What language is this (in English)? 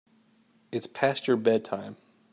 English